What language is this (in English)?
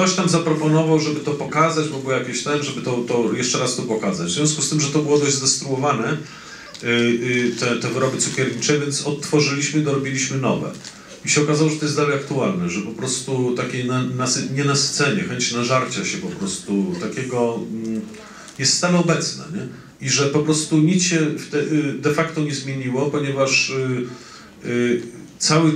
Polish